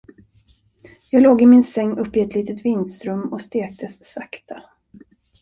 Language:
Swedish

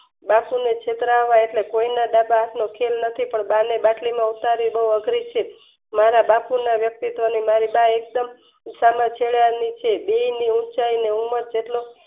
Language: Gujarati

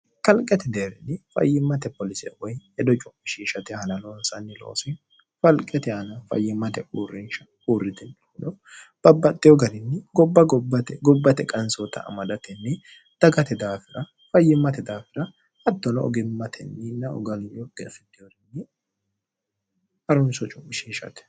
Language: Sidamo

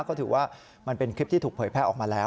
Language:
Thai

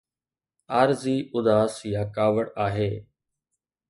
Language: Sindhi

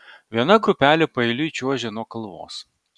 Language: Lithuanian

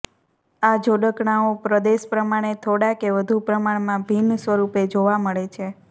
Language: Gujarati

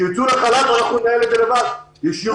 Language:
Hebrew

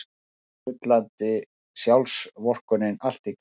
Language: Icelandic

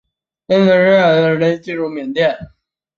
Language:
Chinese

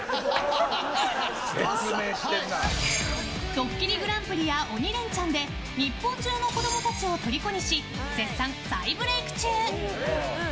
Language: Japanese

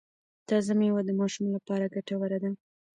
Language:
Pashto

